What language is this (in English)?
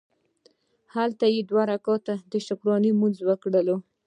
Pashto